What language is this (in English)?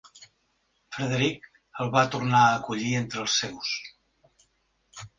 Catalan